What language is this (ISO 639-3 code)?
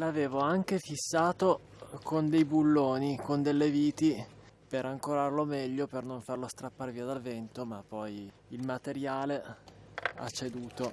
ita